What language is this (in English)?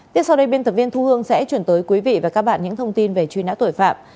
Vietnamese